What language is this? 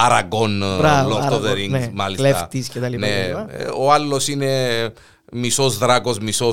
Greek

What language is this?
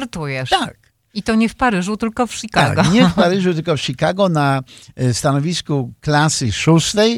Polish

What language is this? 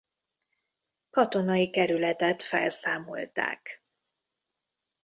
Hungarian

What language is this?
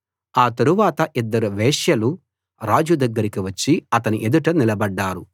Telugu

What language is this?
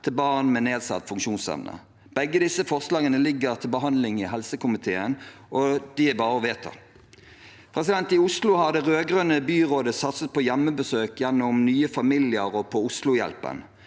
Norwegian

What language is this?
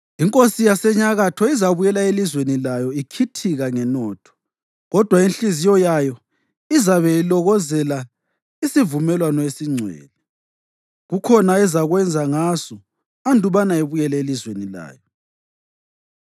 North Ndebele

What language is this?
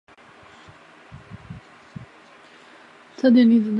Chinese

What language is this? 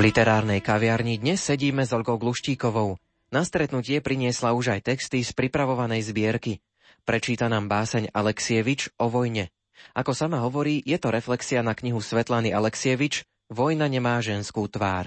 Slovak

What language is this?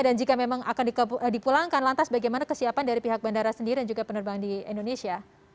Indonesian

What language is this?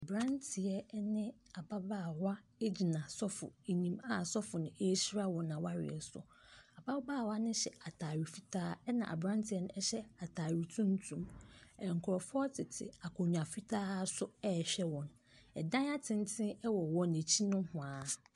Akan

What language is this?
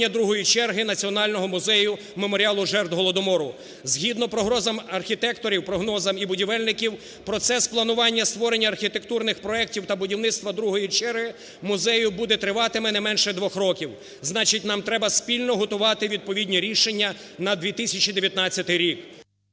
Ukrainian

